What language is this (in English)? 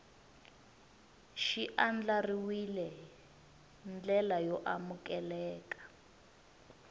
Tsonga